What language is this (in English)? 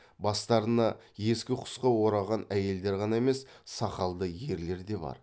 Kazakh